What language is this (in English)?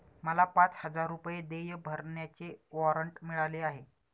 Marathi